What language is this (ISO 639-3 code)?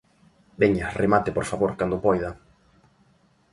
glg